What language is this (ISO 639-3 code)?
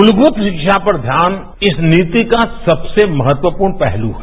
hin